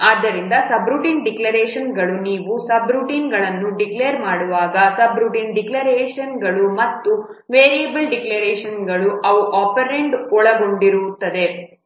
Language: Kannada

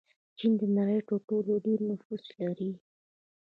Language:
Pashto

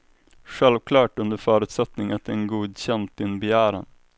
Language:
Swedish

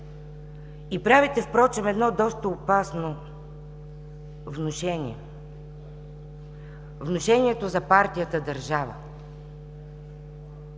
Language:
Bulgarian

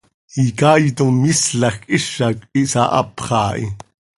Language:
Seri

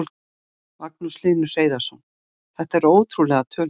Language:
Icelandic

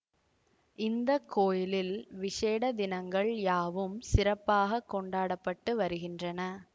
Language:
Tamil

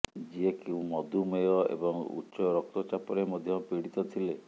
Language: Odia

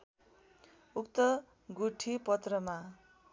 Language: Nepali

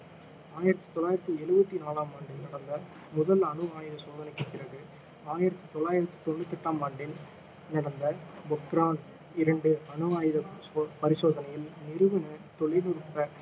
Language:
Tamil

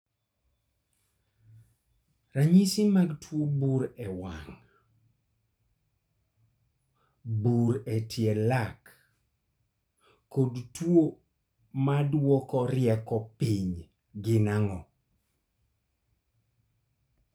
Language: Luo (Kenya and Tanzania)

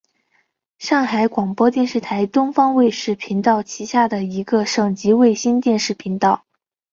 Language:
Chinese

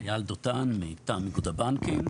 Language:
Hebrew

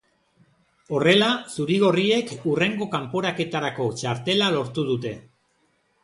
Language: Basque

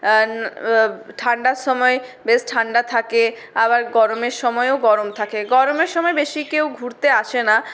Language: Bangla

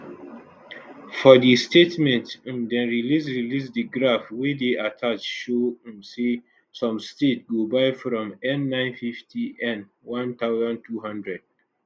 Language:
Nigerian Pidgin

